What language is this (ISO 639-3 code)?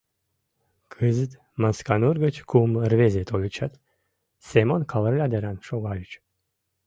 chm